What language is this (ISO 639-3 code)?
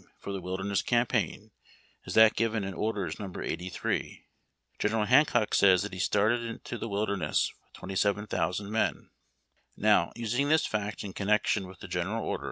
eng